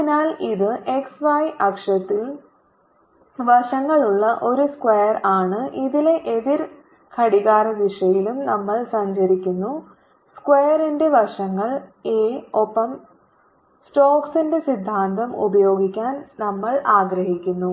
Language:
Malayalam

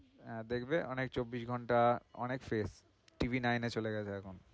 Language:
Bangla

